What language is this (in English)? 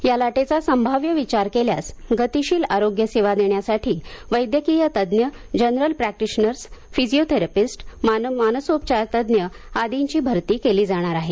Marathi